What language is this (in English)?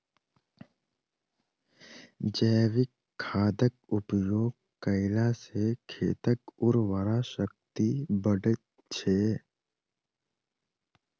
Maithili